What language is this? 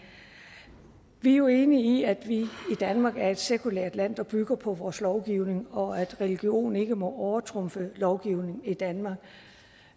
Danish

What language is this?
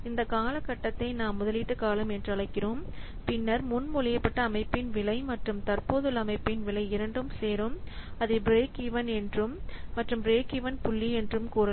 Tamil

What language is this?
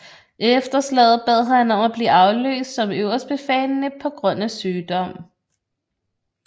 Danish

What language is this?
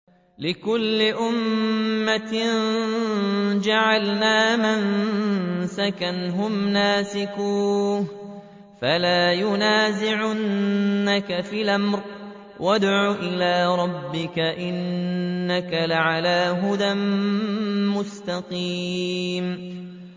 Arabic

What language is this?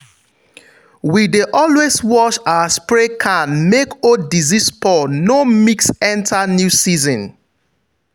Nigerian Pidgin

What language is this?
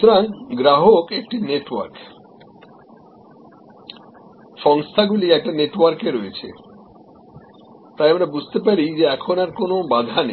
Bangla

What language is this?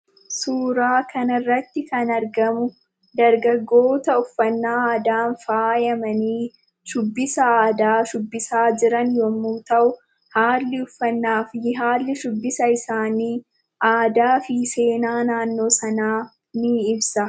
Oromo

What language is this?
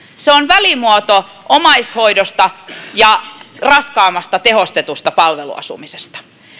Finnish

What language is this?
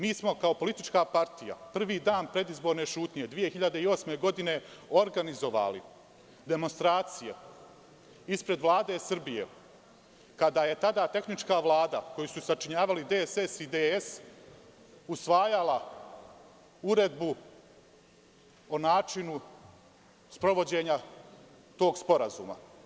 Serbian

